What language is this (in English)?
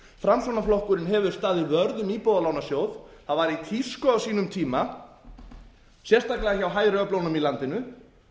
Icelandic